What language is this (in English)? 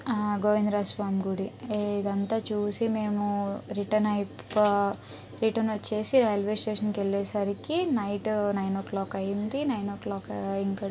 Telugu